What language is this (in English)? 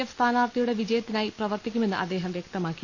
Malayalam